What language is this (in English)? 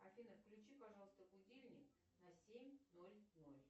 Russian